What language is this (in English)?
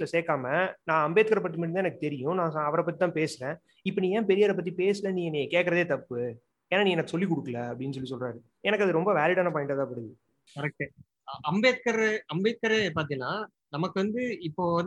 Tamil